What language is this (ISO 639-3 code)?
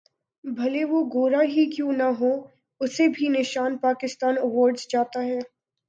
urd